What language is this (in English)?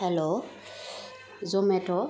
Bodo